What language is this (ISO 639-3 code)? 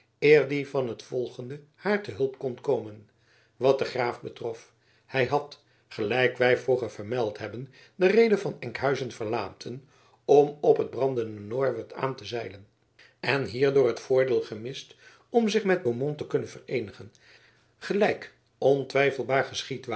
nld